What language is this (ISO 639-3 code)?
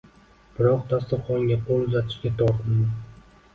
uzb